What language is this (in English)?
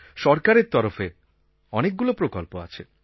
Bangla